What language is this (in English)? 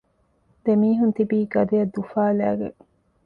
Divehi